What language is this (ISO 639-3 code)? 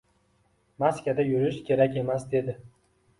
uzb